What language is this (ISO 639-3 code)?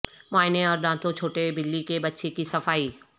urd